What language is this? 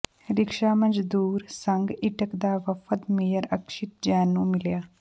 Punjabi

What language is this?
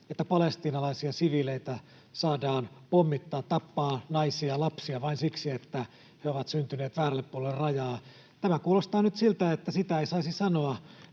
Finnish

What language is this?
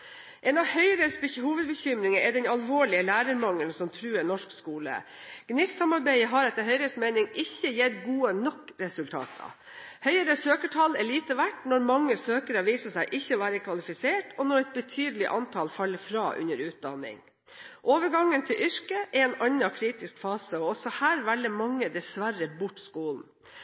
Norwegian Bokmål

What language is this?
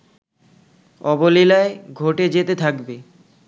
Bangla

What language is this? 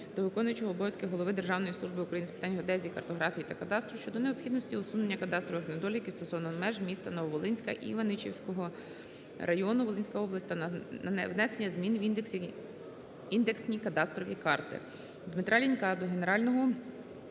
Ukrainian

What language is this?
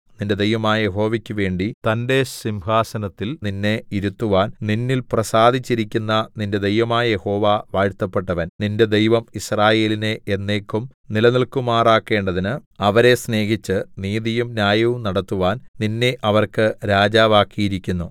Malayalam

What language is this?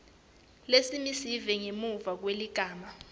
Swati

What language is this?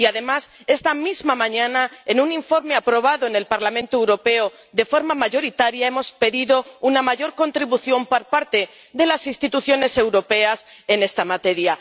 Spanish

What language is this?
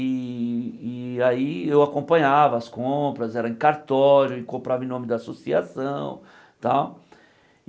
Portuguese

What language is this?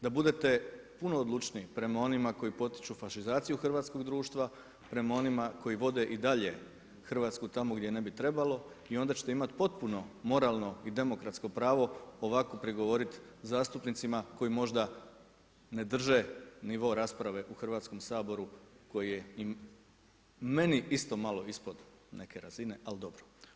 Croatian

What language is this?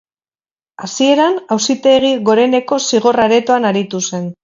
Basque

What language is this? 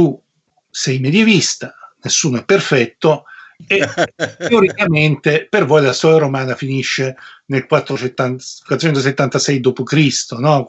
Italian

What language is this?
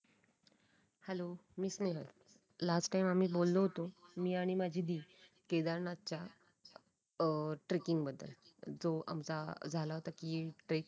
Marathi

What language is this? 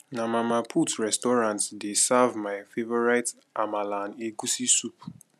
Nigerian Pidgin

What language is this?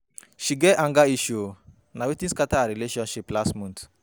Nigerian Pidgin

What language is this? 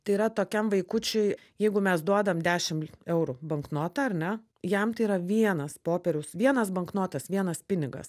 Lithuanian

